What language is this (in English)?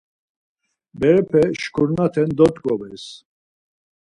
Laz